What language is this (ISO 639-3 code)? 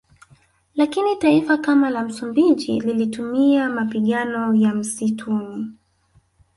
swa